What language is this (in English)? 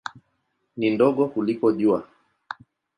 Swahili